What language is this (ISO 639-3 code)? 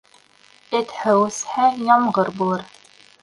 bak